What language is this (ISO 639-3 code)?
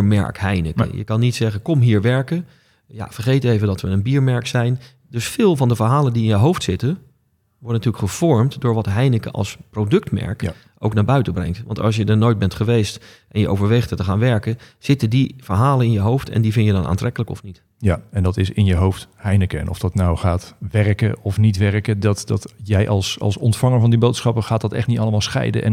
nld